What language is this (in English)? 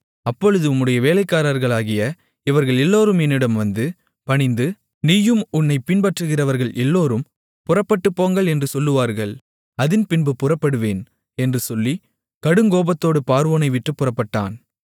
Tamil